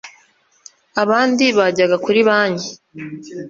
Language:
Kinyarwanda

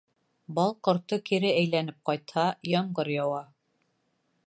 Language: Bashkir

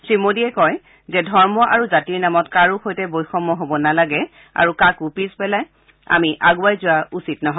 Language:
Assamese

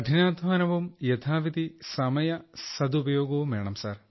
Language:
Malayalam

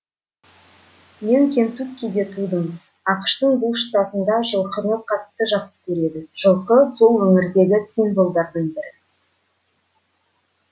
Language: Kazakh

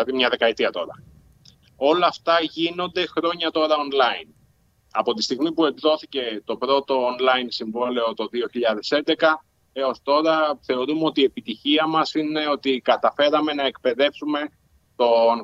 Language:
Greek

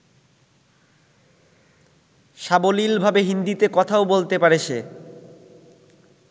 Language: Bangla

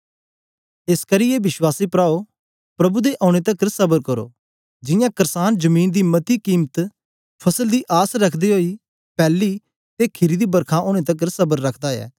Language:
Dogri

